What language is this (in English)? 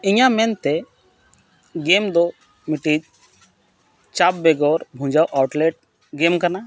Santali